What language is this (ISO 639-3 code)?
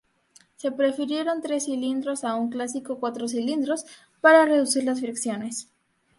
spa